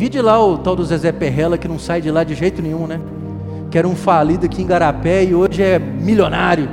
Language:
Portuguese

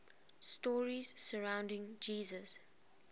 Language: English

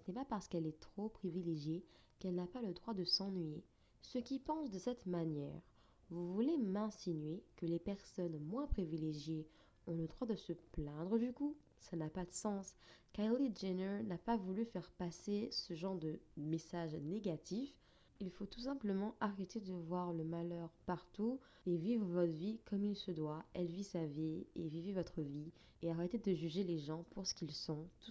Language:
French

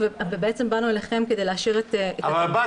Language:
Hebrew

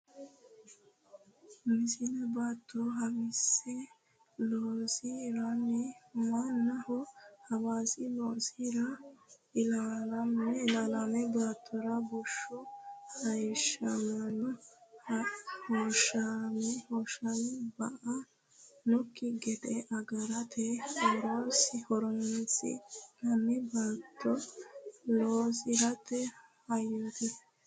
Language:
Sidamo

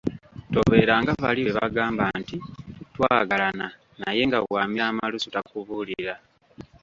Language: Ganda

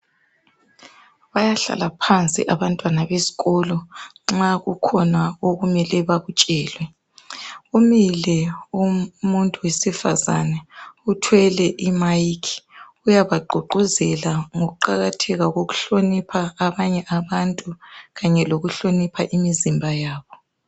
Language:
North Ndebele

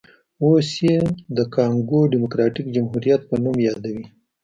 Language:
Pashto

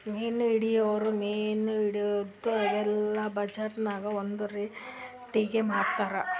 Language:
Kannada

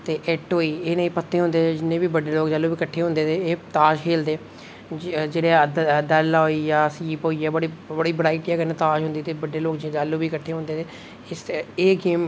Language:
Dogri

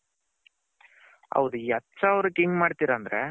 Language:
Kannada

